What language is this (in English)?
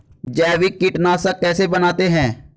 Hindi